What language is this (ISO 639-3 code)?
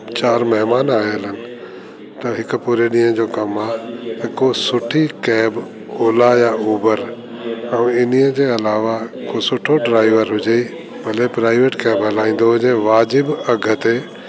snd